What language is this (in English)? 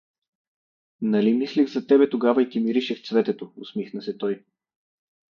Bulgarian